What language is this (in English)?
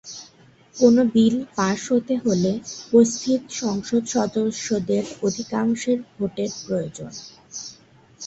Bangla